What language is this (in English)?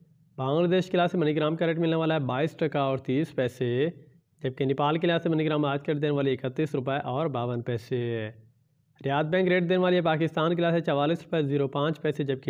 Hindi